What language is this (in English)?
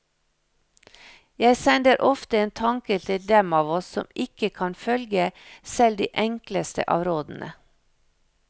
Norwegian